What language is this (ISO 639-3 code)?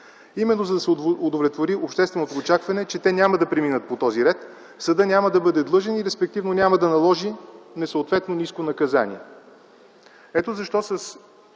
bul